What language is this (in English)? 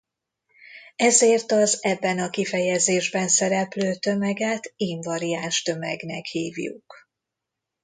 Hungarian